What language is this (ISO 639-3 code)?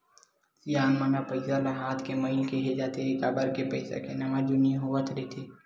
hne